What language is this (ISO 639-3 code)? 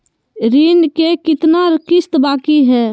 mag